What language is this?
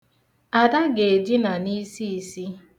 Igbo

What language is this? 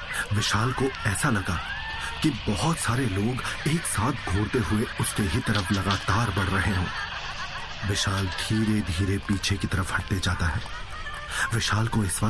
Hindi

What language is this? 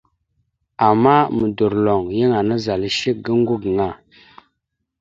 Mada (Cameroon)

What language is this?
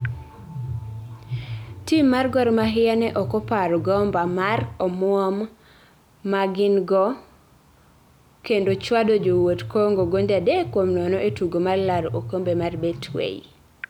Luo (Kenya and Tanzania)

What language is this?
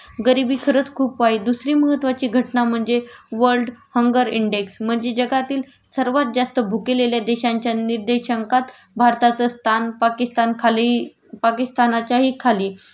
Marathi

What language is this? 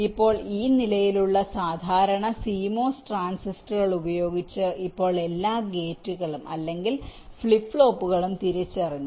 Malayalam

